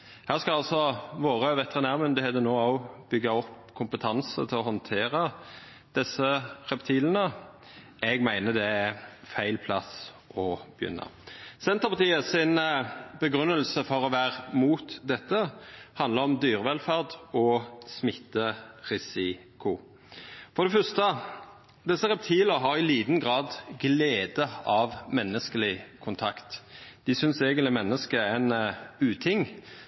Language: Norwegian Nynorsk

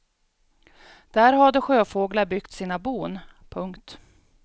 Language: Swedish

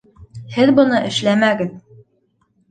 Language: Bashkir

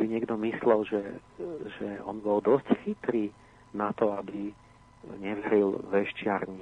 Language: Slovak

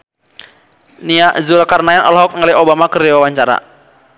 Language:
Sundanese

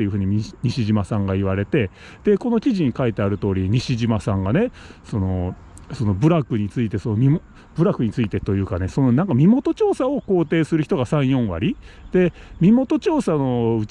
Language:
Japanese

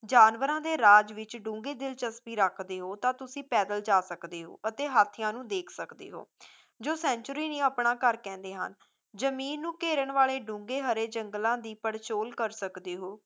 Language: Punjabi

